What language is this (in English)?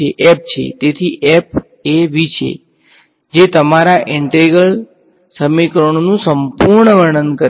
Gujarati